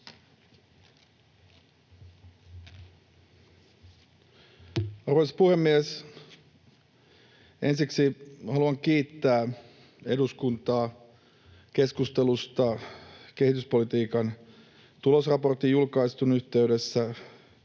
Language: Finnish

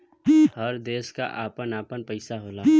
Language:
Bhojpuri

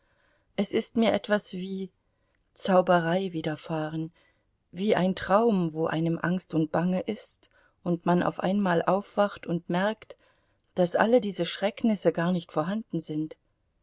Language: German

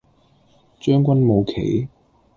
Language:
Cantonese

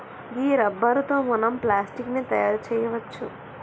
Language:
Telugu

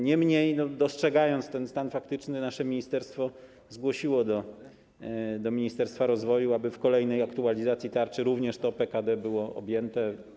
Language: Polish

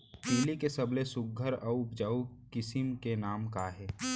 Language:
Chhattisgarhi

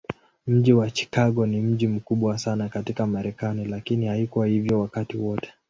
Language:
Swahili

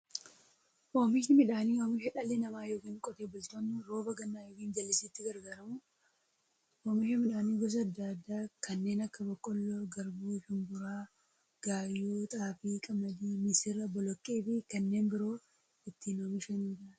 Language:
Oromo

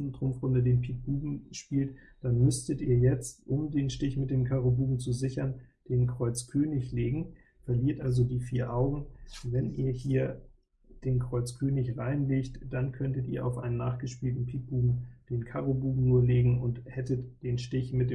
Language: German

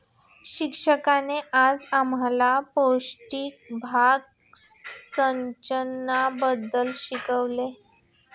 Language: Marathi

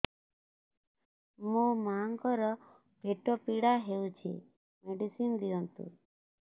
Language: Odia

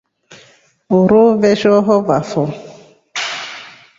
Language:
Rombo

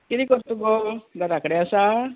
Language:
Konkani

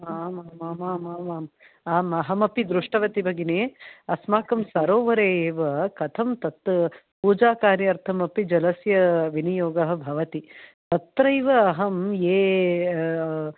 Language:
Sanskrit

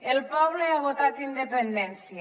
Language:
Catalan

